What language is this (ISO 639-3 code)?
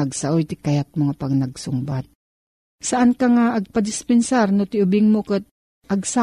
fil